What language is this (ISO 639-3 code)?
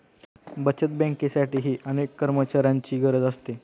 mar